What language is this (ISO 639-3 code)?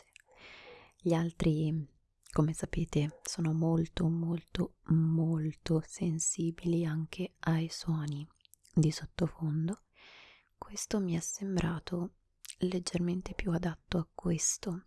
ita